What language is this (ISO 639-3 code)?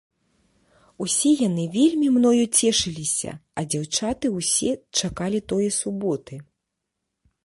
bel